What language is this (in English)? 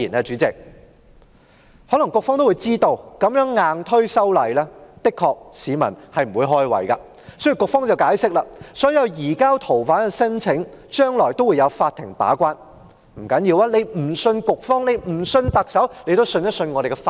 Cantonese